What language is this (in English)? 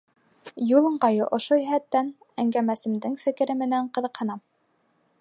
Bashkir